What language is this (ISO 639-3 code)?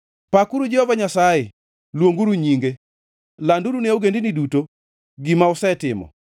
luo